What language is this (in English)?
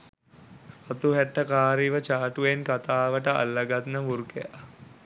Sinhala